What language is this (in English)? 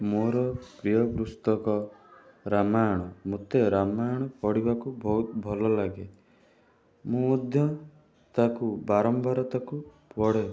Odia